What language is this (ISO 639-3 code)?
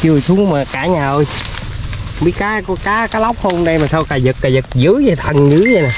vie